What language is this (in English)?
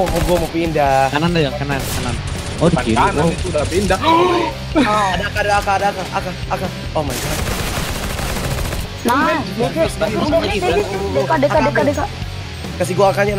Indonesian